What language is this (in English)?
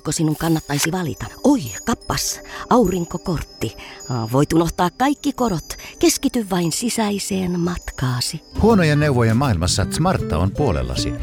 Finnish